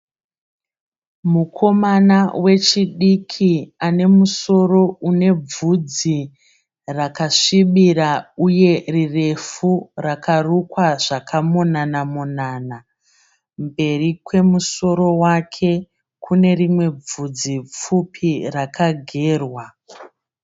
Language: Shona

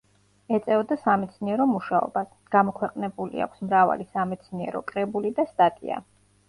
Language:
Georgian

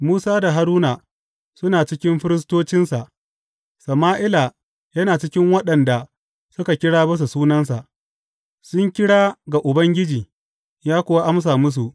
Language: Hausa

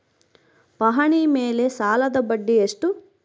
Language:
Kannada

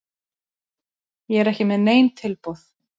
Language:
Icelandic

